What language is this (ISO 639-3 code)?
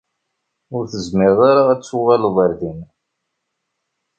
kab